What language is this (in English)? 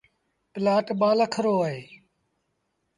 Sindhi Bhil